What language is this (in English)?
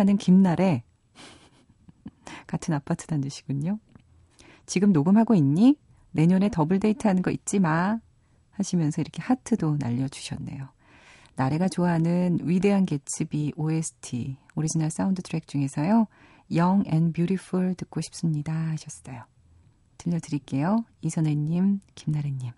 Korean